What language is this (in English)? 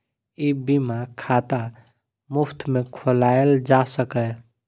Maithili